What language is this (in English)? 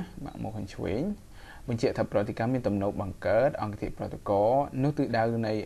Thai